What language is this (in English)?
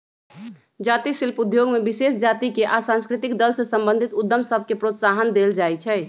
Magahi